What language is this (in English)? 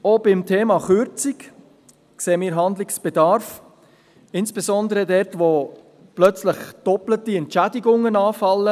Swiss German